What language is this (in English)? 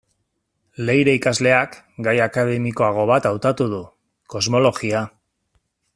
Basque